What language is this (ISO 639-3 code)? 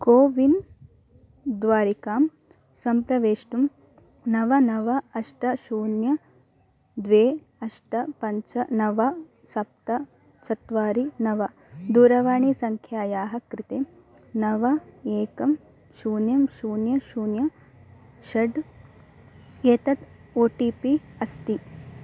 san